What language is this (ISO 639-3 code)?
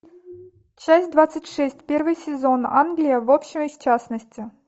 rus